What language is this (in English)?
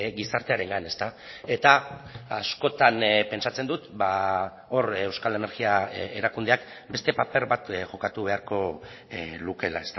Basque